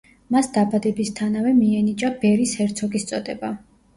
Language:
Georgian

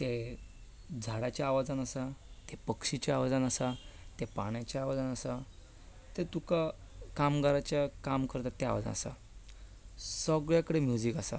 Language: Konkani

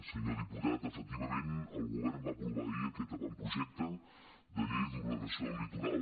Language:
Catalan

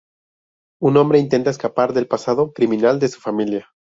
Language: Spanish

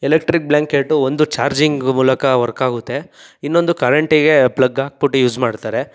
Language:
Kannada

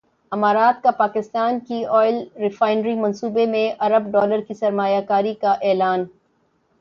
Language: Urdu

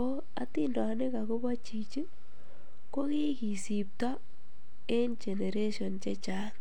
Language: Kalenjin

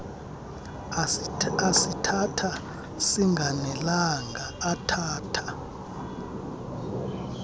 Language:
Xhosa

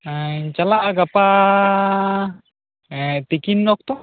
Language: Santali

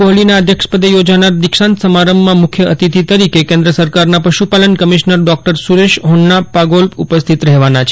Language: Gujarati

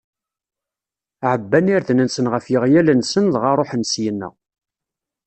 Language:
Kabyle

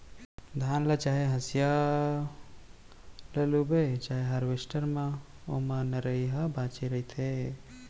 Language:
Chhattisgarhi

